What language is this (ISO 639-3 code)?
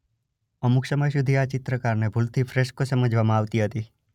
guj